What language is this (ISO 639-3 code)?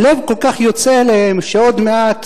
heb